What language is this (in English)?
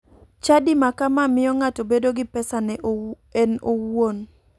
Luo (Kenya and Tanzania)